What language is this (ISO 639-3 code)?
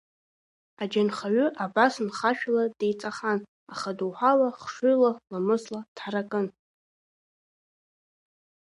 abk